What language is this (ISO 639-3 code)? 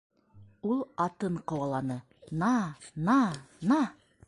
bak